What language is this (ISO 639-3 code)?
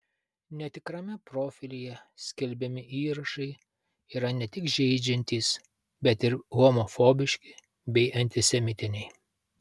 lit